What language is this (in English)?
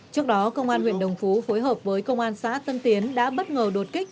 Vietnamese